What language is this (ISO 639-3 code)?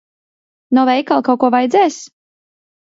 lav